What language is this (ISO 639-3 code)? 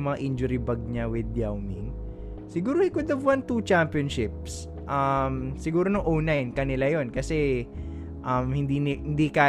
fil